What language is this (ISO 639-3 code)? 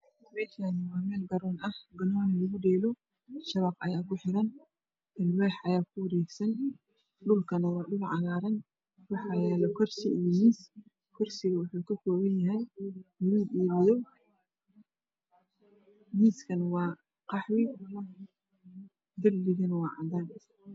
som